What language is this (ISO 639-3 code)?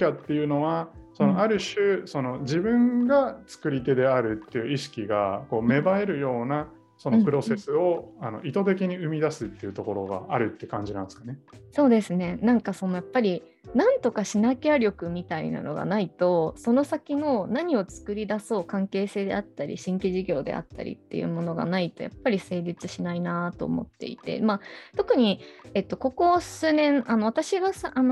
jpn